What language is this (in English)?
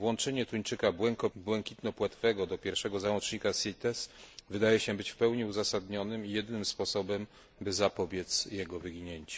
Polish